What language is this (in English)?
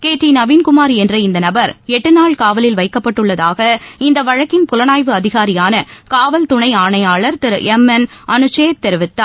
Tamil